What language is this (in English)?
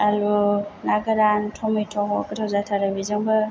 Bodo